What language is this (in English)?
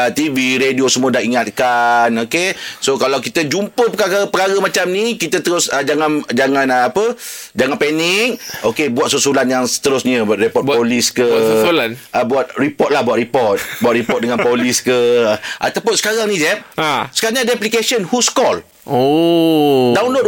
Malay